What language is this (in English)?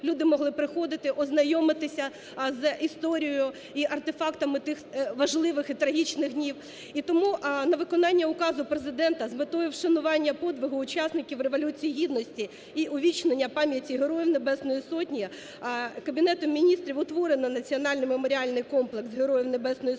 Ukrainian